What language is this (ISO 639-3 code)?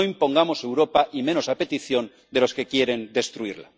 spa